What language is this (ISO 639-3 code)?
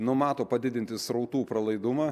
lit